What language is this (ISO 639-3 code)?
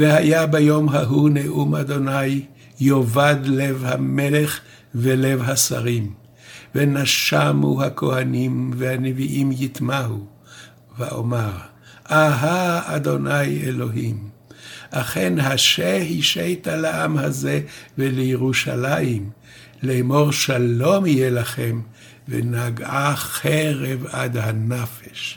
heb